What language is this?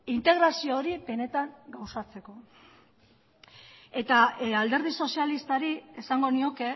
Basque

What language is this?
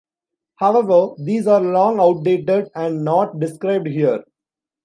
English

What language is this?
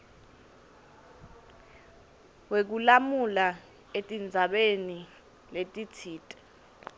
Swati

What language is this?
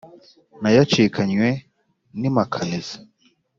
Kinyarwanda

